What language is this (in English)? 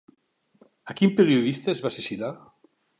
Catalan